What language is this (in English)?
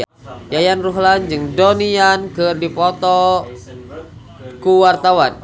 Sundanese